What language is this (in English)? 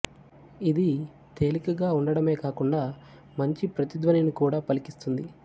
Telugu